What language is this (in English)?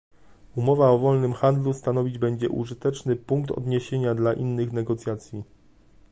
Polish